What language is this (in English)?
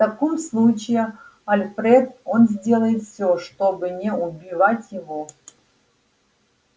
Russian